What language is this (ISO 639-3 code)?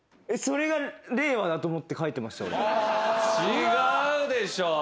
jpn